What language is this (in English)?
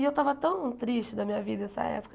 Portuguese